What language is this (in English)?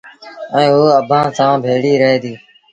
Sindhi Bhil